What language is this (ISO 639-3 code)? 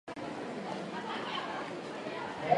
jpn